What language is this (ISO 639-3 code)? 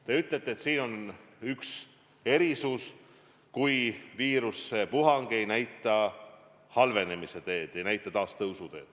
est